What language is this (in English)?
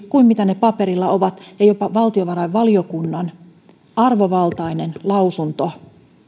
Finnish